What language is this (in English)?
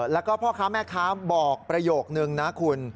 Thai